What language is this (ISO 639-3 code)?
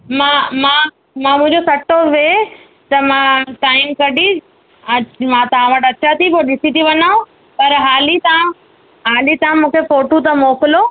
snd